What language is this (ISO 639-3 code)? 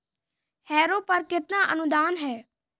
hin